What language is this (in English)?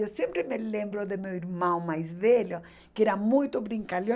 Portuguese